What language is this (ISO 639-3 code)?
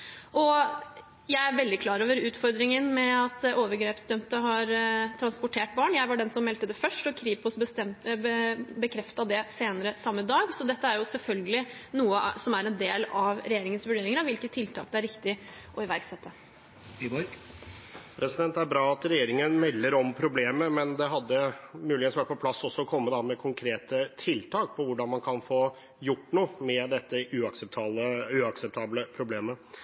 nor